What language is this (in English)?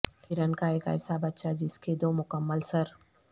Urdu